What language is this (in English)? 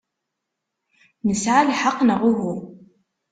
Kabyle